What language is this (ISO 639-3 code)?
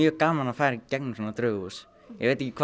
isl